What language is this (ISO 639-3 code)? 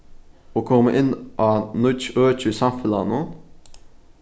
fao